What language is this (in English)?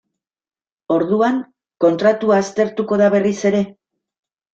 Basque